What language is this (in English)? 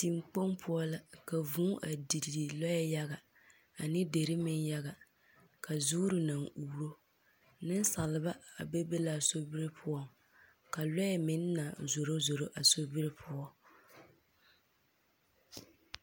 Southern Dagaare